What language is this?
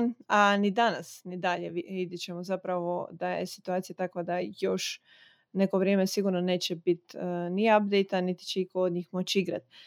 Croatian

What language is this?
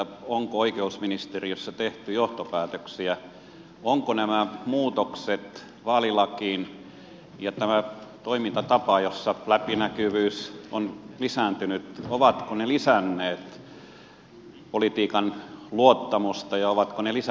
Finnish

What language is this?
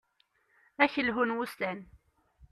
Kabyle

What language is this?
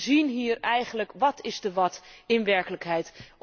Dutch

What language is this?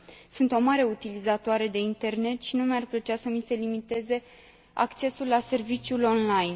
Romanian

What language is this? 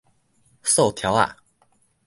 Min Nan Chinese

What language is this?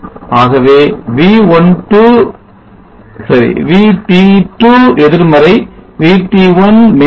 Tamil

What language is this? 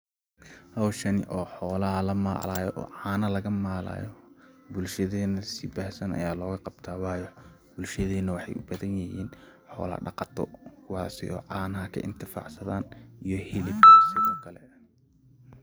Somali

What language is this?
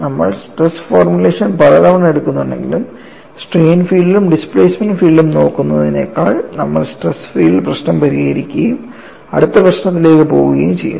Malayalam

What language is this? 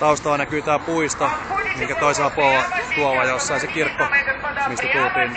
Finnish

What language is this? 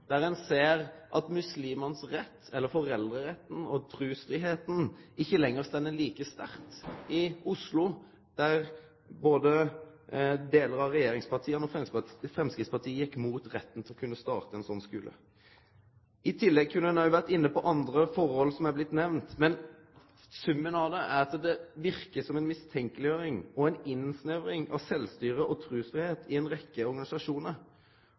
Norwegian Nynorsk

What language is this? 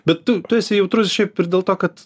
Lithuanian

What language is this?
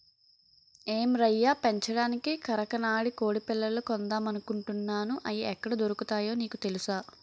Telugu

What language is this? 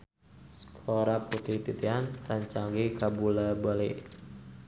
Sundanese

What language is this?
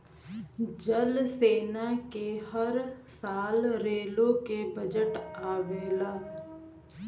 Bhojpuri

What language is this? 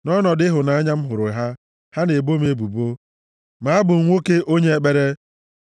Igbo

